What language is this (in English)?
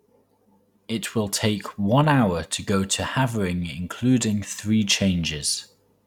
English